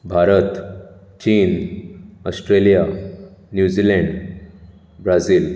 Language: Konkani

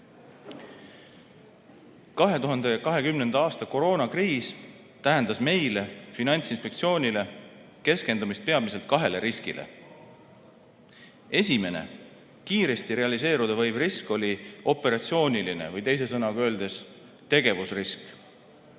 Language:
Estonian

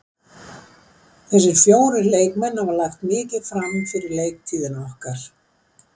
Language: Icelandic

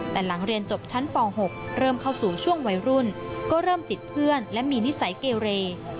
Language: Thai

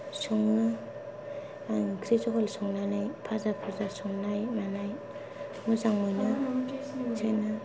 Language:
Bodo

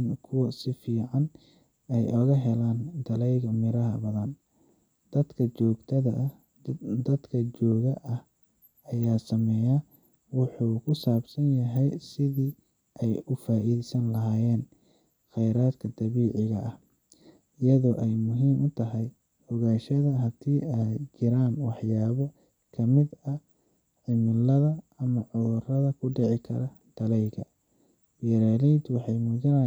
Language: Somali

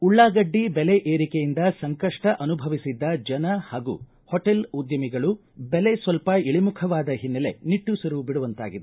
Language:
Kannada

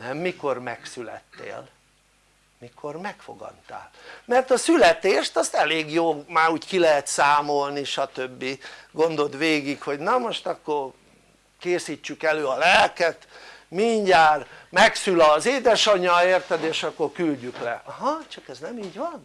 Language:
Hungarian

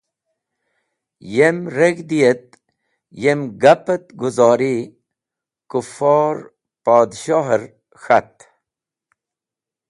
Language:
Wakhi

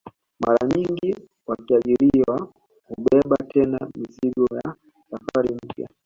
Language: Swahili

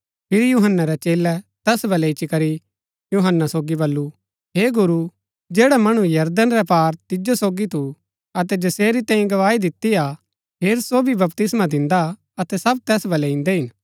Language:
Gaddi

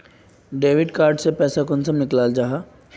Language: Magahi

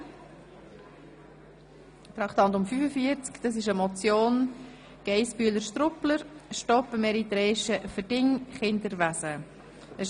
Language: Swiss German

